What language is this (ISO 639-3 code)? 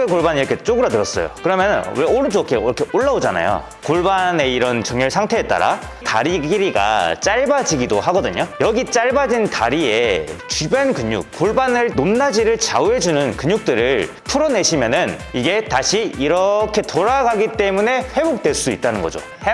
kor